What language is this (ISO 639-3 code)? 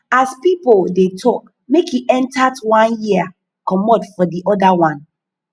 pcm